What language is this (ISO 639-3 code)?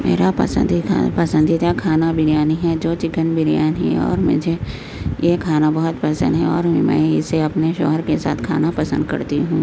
urd